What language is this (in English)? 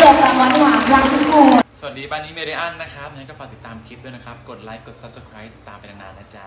Thai